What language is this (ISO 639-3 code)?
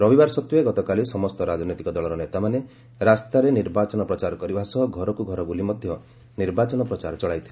ori